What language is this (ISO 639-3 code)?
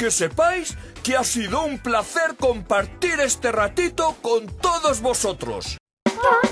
spa